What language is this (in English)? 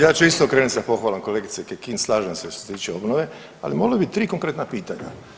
Croatian